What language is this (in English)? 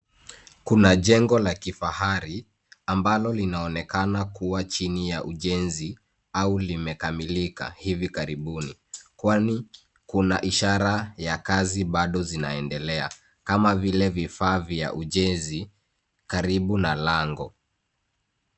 Swahili